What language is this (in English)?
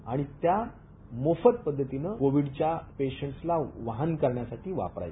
Marathi